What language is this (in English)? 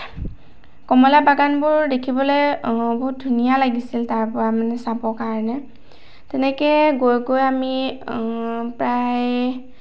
Assamese